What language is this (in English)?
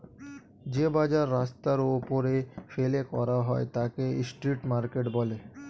Bangla